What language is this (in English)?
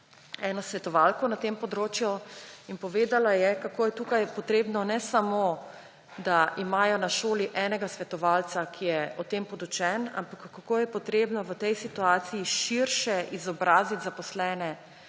Slovenian